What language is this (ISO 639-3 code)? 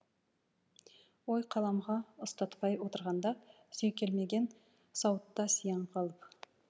kaz